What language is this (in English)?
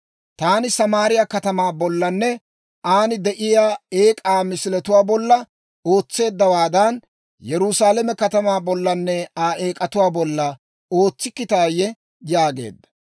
Dawro